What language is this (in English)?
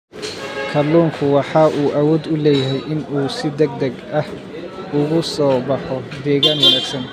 Somali